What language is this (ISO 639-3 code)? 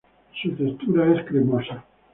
spa